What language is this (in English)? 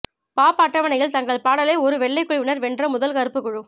Tamil